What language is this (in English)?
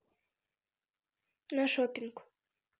Russian